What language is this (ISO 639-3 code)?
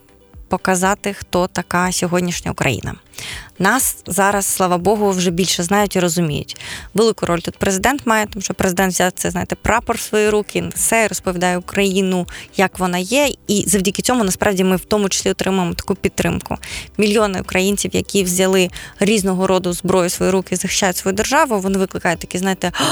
ukr